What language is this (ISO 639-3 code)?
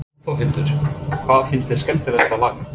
isl